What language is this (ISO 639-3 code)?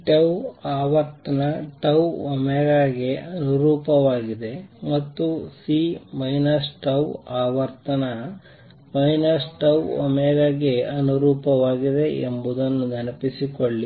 kan